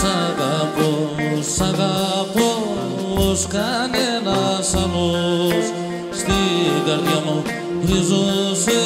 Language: Greek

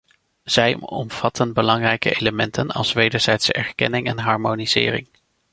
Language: Dutch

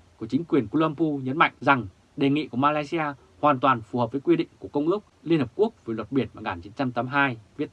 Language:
Vietnamese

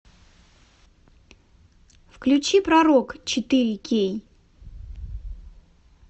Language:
Russian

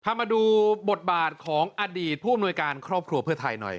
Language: Thai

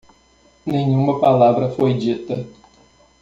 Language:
Portuguese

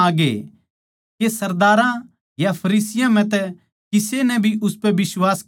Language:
Haryanvi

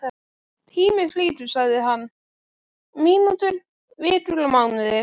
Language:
Icelandic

